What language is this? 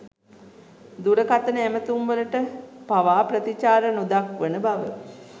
Sinhala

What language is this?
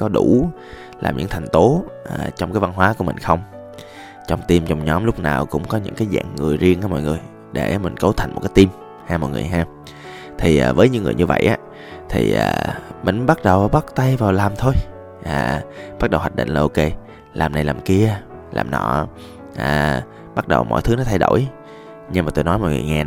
Vietnamese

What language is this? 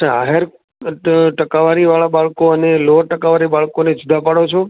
Gujarati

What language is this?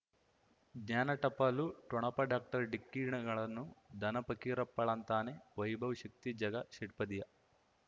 Kannada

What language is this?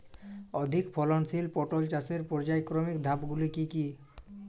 Bangla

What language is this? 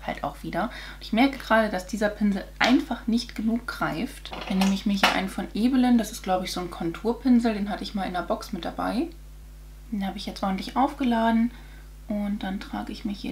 German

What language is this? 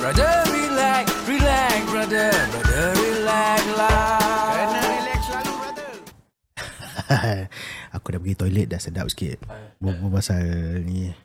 Malay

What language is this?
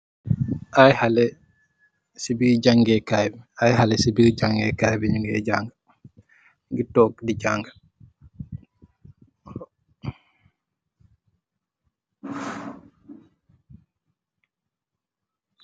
Wolof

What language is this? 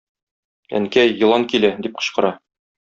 Tatar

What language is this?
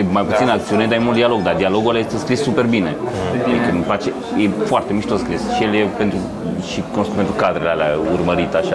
Romanian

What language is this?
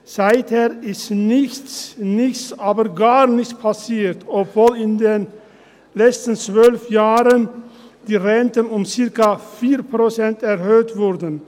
Swiss German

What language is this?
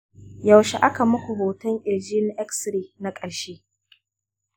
Hausa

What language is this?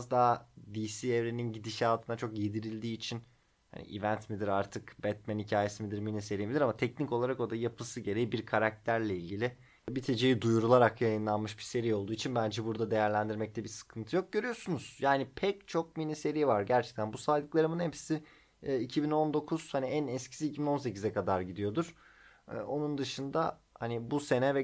Turkish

